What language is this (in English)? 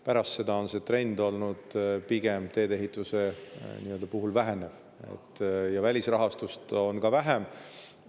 Estonian